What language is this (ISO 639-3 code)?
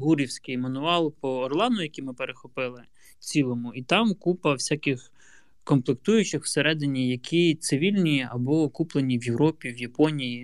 ukr